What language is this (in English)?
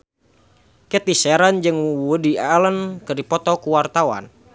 Sundanese